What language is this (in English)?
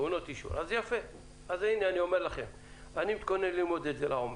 Hebrew